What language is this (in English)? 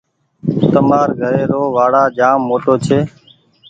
Goaria